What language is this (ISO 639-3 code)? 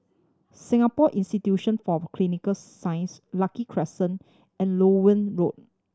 eng